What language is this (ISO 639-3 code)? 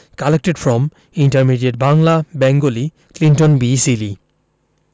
ben